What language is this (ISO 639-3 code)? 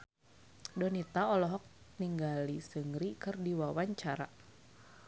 sun